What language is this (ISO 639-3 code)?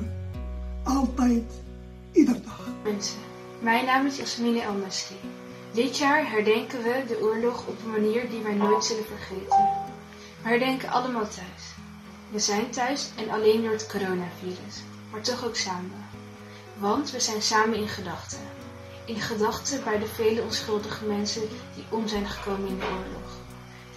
nld